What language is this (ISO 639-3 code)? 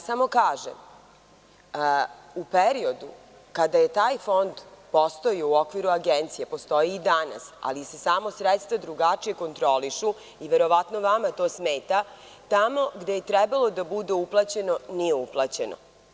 srp